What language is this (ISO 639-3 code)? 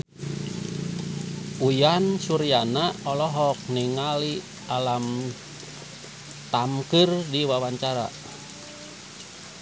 sun